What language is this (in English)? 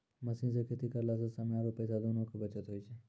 Maithili